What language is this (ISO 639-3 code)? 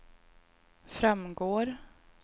swe